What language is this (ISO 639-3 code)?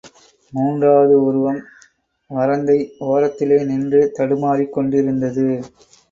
tam